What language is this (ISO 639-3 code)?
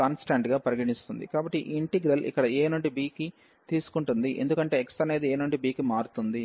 tel